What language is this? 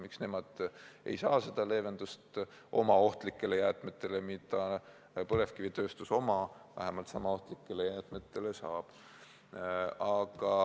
Estonian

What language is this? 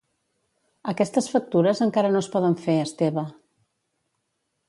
Catalan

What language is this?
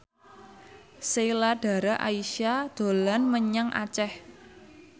Javanese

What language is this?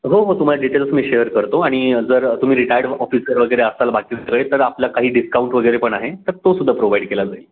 Marathi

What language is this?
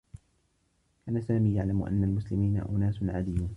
Arabic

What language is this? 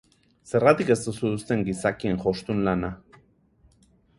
Basque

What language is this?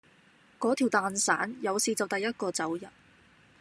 Cantonese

